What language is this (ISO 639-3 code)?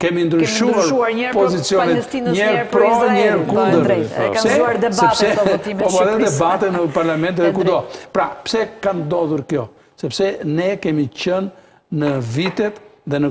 ron